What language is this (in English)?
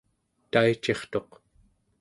Central Yupik